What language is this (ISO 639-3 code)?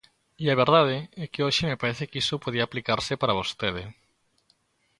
glg